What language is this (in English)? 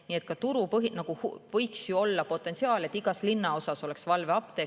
Estonian